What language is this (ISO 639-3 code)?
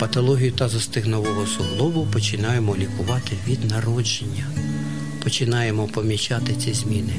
ukr